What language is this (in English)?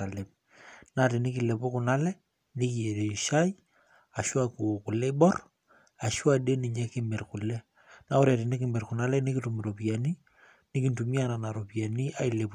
Masai